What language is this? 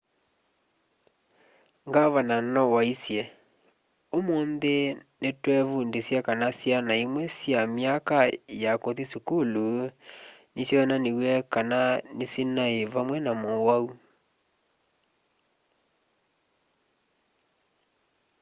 Kamba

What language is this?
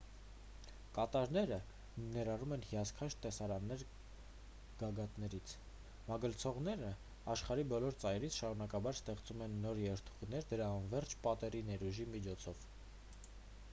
Armenian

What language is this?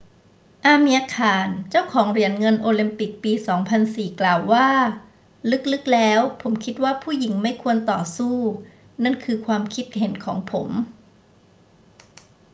Thai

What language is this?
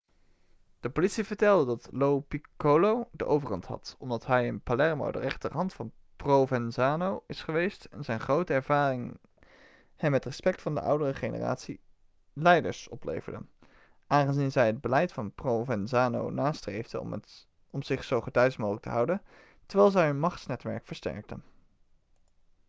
Dutch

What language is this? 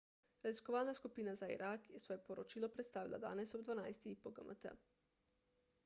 Slovenian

